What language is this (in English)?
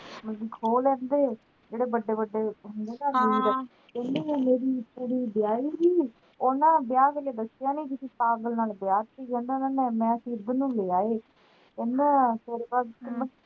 Punjabi